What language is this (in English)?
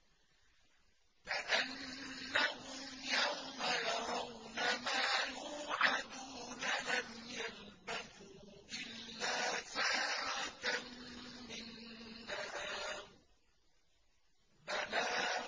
Arabic